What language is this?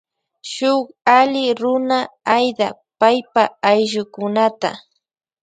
Loja Highland Quichua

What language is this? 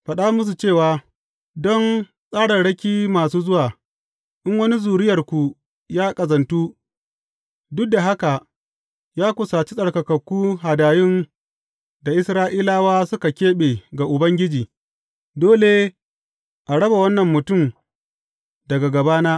Hausa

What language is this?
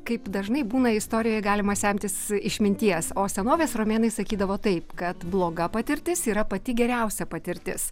Lithuanian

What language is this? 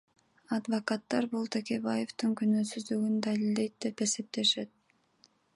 Kyrgyz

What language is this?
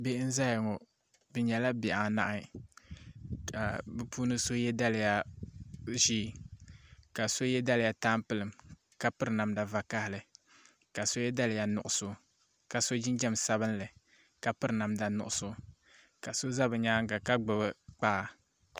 Dagbani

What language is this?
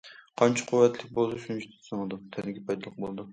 Uyghur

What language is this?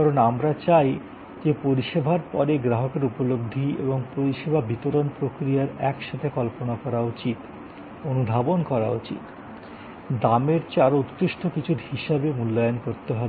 Bangla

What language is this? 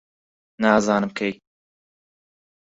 Central Kurdish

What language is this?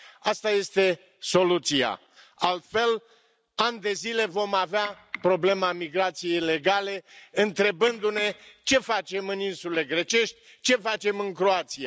Romanian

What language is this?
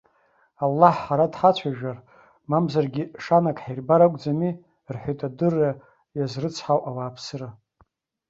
Abkhazian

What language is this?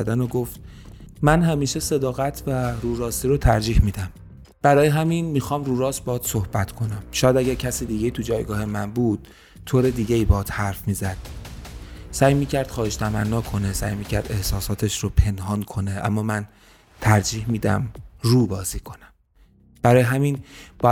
Persian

